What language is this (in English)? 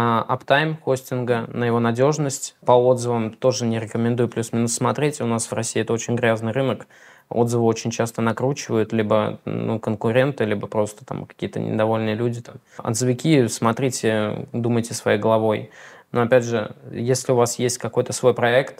Russian